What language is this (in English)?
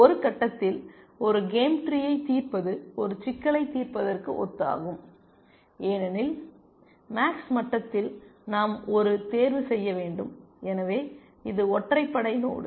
Tamil